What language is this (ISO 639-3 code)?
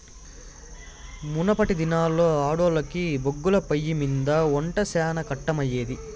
tel